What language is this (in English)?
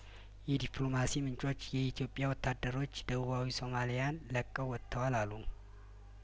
Amharic